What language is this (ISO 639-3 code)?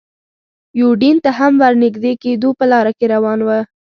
pus